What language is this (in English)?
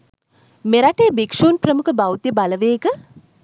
Sinhala